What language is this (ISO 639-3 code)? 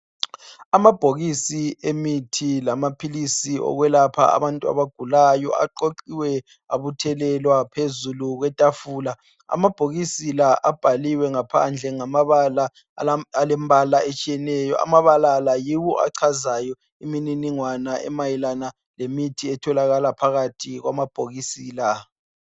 nde